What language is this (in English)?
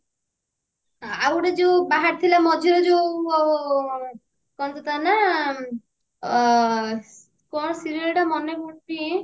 Odia